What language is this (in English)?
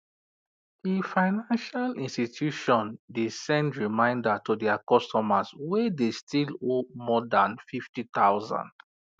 Nigerian Pidgin